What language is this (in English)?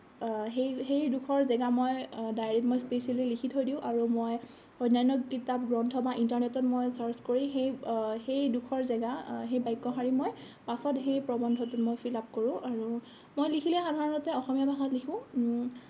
Assamese